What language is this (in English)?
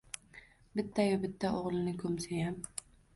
Uzbek